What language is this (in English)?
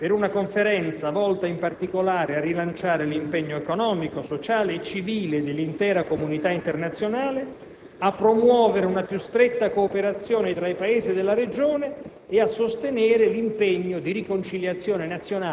Italian